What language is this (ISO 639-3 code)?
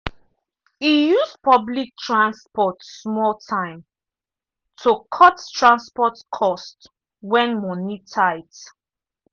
pcm